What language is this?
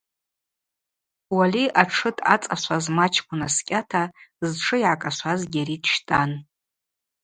Abaza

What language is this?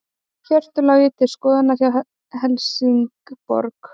Icelandic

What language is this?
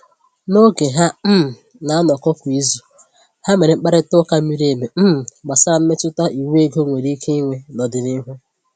Igbo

